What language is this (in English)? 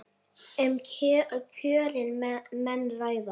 Icelandic